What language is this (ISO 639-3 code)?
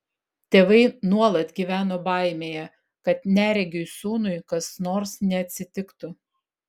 lit